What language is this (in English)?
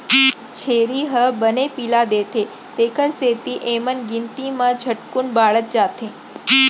Chhattisgarhi